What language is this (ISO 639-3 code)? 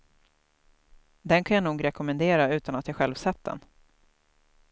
swe